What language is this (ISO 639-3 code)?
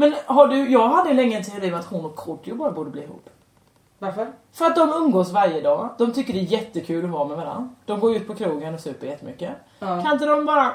swe